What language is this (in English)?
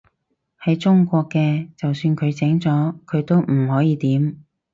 Cantonese